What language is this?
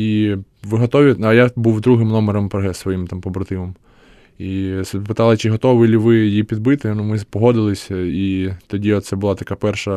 Ukrainian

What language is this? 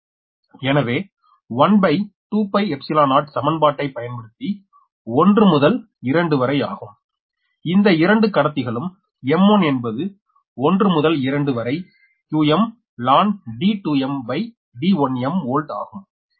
Tamil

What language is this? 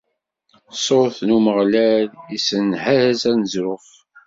Kabyle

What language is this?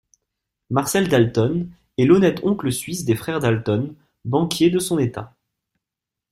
French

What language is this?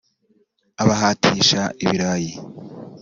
Kinyarwanda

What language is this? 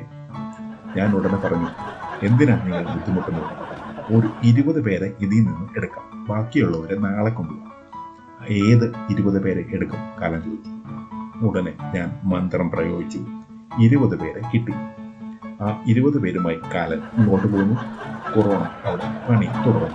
Malayalam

